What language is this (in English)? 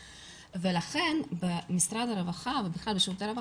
Hebrew